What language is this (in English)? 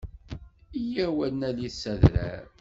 Kabyle